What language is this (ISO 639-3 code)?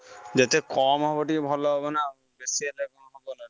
ori